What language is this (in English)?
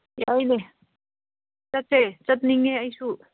Manipuri